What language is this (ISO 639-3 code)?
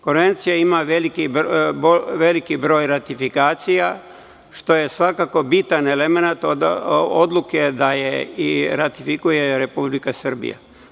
srp